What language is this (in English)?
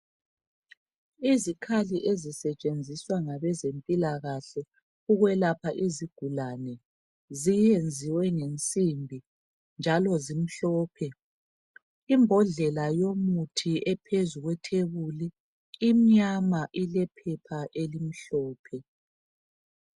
North Ndebele